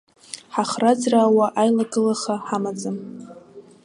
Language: Abkhazian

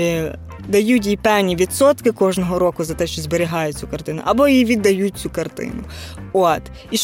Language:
Ukrainian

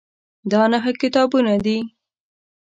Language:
Pashto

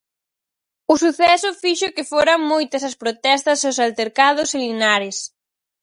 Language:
Galician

